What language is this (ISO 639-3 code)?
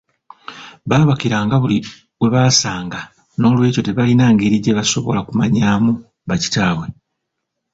lug